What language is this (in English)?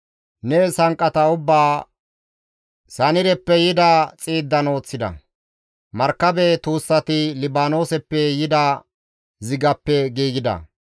Gamo